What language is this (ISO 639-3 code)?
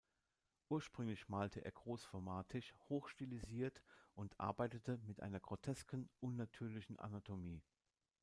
deu